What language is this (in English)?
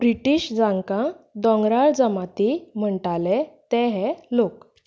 Konkani